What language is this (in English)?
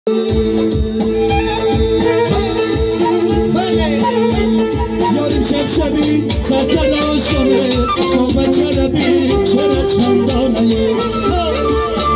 Arabic